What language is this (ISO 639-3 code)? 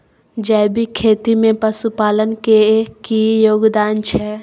mai